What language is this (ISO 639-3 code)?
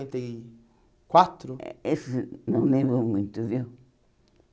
por